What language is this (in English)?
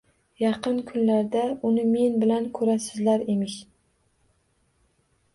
Uzbek